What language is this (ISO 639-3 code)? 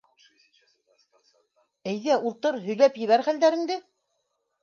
bak